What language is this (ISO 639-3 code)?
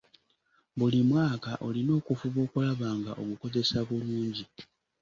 lug